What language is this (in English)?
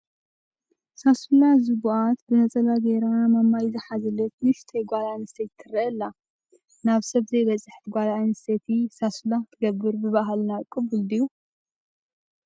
Tigrinya